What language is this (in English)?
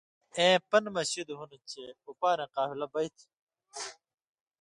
Indus Kohistani